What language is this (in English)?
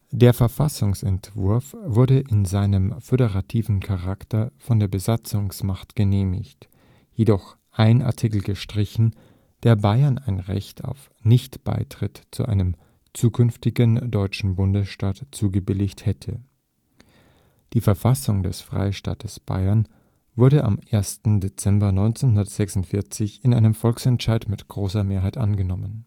German